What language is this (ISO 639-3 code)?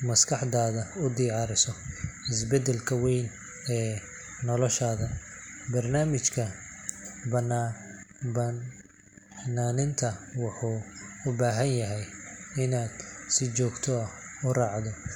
som